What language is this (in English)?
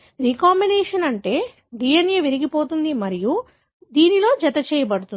Telugu